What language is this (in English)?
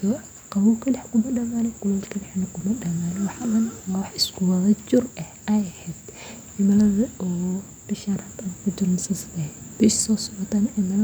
Somali